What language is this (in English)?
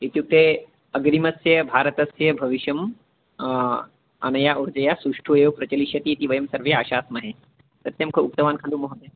Sanskrit